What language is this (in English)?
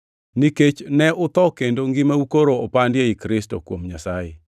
Luo (Kenya and Tanzania)